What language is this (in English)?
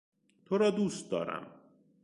Persian